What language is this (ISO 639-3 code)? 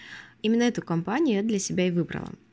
rus